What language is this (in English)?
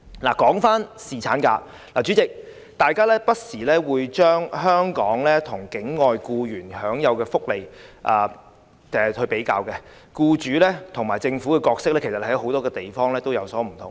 Cantonese